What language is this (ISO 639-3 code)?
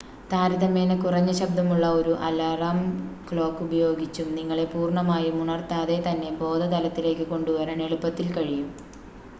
mal